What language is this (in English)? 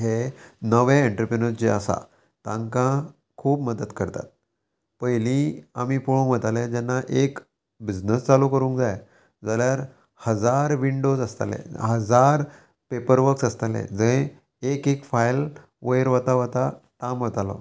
Konkani